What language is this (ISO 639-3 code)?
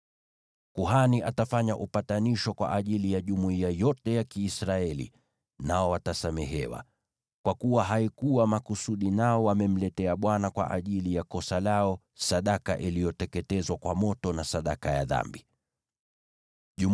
swa